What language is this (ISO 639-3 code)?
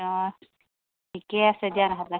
asm